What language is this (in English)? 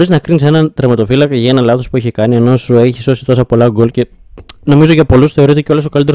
Greek